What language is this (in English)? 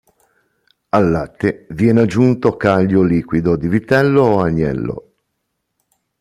Italian